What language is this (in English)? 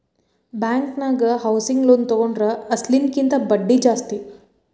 Kannada